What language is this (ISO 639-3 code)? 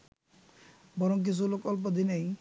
ben